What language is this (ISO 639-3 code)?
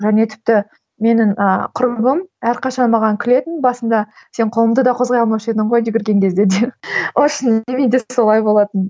kaz